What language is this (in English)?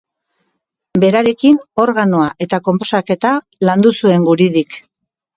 Basque